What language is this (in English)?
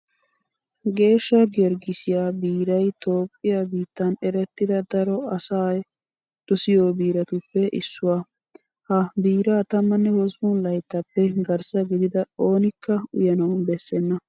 Wolaytta